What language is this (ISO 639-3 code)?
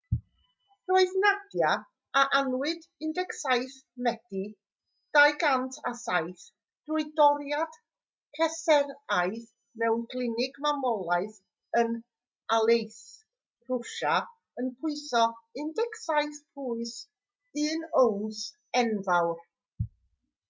cym